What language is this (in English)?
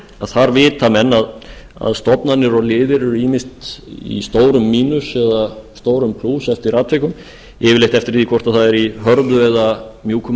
Icelandic